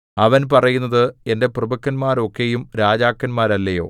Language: Malayalam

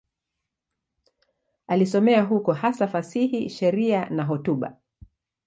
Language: Swahili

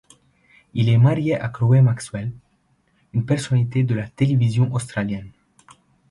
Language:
French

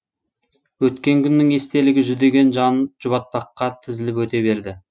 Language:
Kazakh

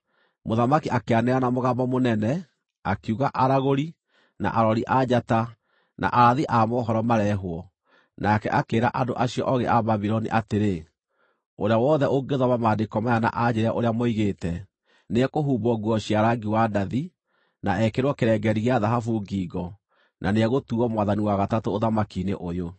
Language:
Kikuyu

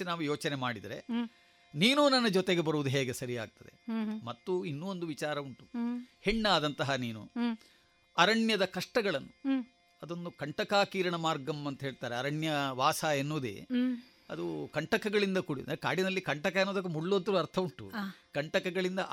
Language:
Kannada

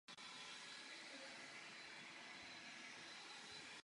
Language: Czech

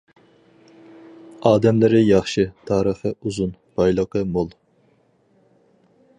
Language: Uyghur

